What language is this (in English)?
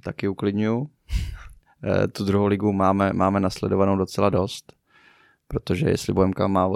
Czech